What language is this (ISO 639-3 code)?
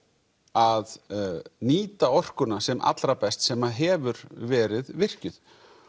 isl